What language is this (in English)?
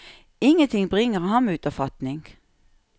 Norwegian